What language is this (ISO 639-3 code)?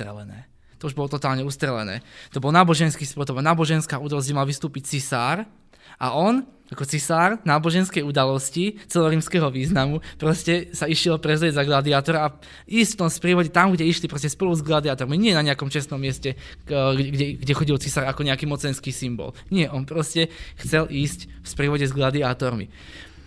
ces